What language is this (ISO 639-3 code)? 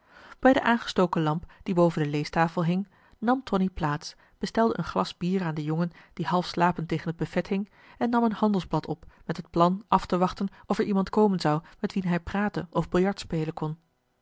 nld